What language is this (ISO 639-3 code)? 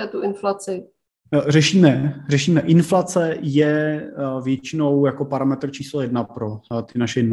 ces